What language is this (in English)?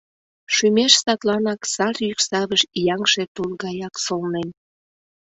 Mari